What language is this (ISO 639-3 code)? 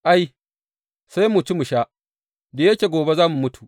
hau